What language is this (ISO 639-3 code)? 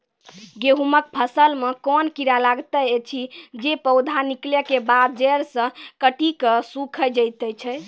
mai